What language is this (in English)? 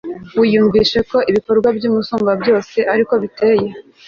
Kinyarwanda